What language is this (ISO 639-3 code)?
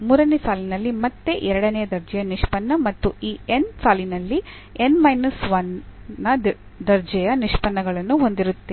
kan